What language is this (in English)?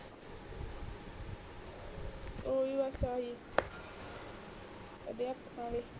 Punjabi